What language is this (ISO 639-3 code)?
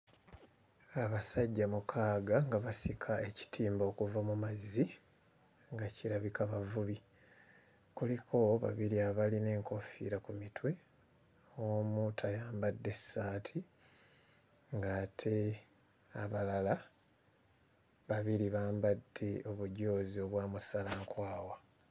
lug